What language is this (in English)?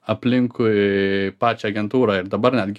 Lithuanian